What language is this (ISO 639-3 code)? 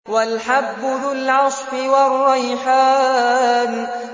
ara